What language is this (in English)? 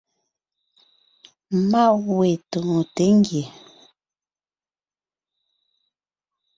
Ngiemboon